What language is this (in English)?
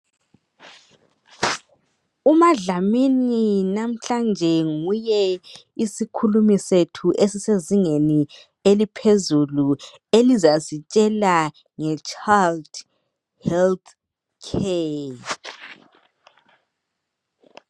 North Ndebele